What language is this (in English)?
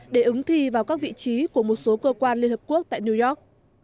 Vietnamese